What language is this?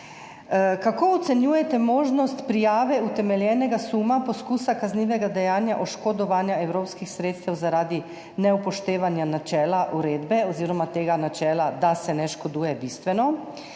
Slovenian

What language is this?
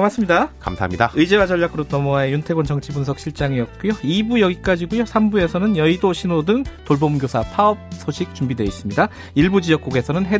Korean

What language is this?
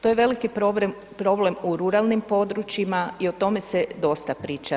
Croatian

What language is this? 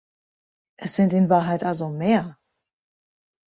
German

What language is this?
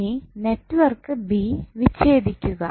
Malayalam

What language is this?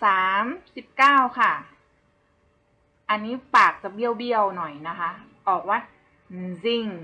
Thai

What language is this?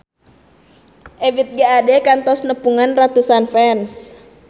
Sundanese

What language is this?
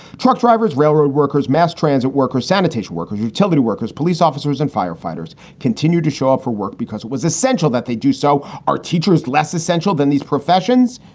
English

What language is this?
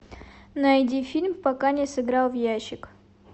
Russian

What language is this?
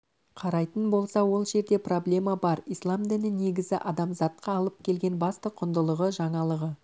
Kazakh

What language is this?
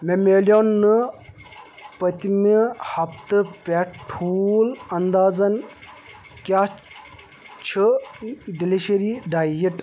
Kashmiri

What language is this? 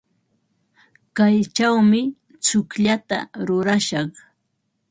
Ambo-Pasco Quechua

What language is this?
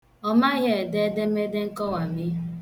Igbo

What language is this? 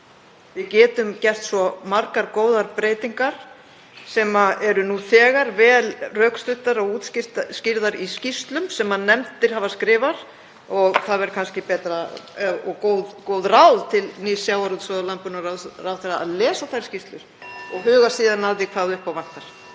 Icelandic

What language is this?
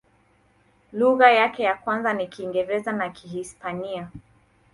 Swahili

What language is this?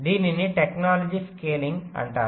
Telugu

